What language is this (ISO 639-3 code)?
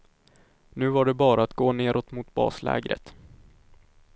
swe